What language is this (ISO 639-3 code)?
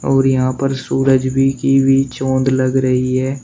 hin